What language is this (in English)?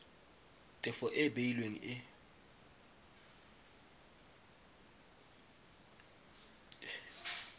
Tswana